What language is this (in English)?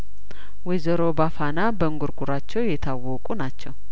Amharic